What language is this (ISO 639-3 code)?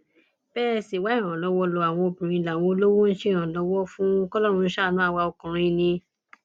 yor